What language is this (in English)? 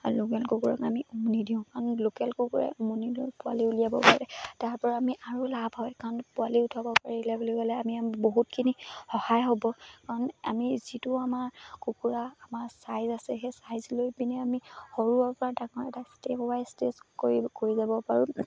Assamese